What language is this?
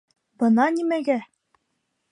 Bashkir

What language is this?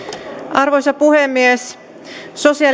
Finnish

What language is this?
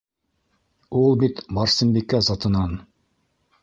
Bashkir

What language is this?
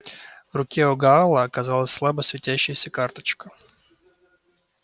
Russian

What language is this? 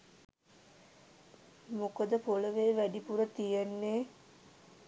Sinhala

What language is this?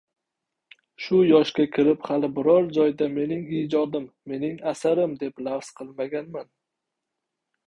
Uzbek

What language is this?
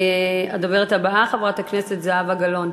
Hebrew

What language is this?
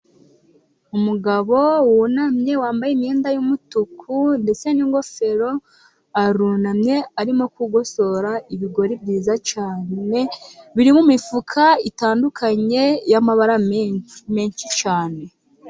Kinyarwanda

